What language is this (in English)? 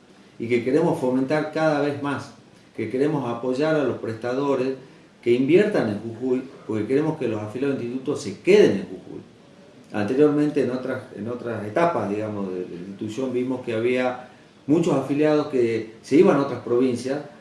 Spanish